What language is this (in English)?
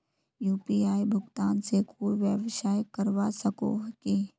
Magahi